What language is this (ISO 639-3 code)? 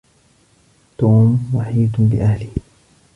ara